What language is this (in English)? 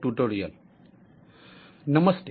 Gujarati